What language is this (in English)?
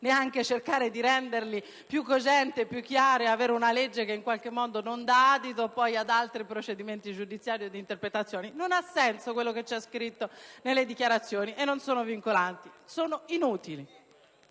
Italian